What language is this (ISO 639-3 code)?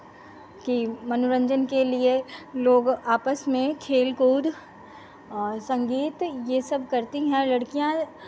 hin